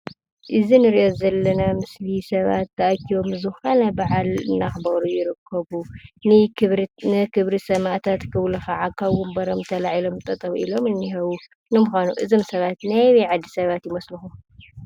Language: Tigrinya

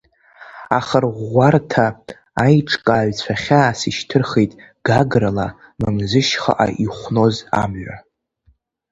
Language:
Abkhazian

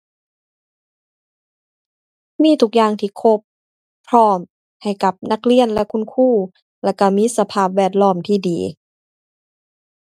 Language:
Thai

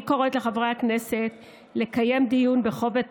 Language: Hebrew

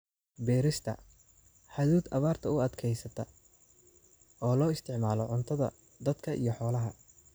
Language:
Somali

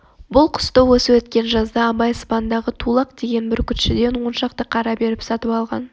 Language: Kazakh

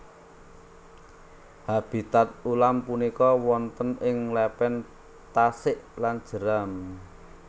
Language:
Javanese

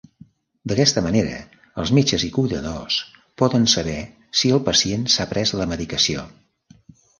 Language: Catalan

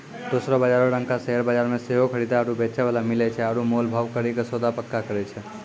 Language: Maithili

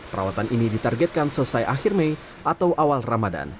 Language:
Indonesian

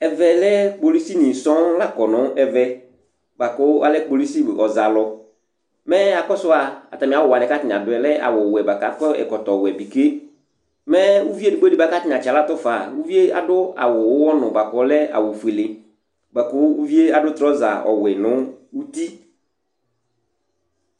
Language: Ikposo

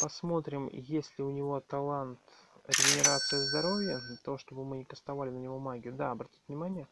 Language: Russian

